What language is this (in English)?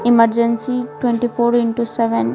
Hindi